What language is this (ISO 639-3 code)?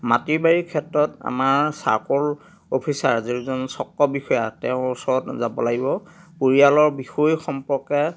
asm